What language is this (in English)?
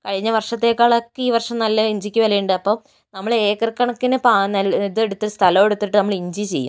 Malayalam